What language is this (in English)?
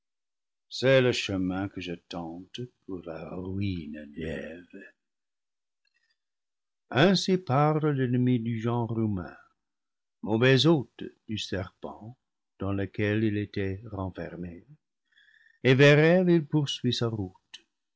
French